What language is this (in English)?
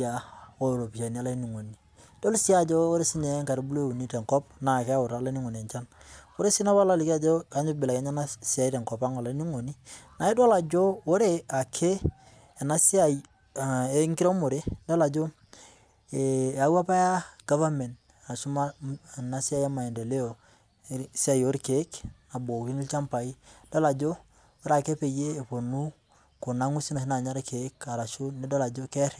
Masai